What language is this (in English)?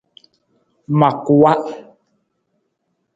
Nawdm